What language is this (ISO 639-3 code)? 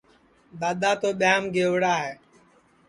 ssi